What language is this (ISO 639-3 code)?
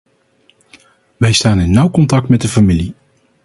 nld